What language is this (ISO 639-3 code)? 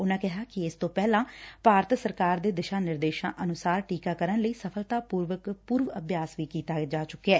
pan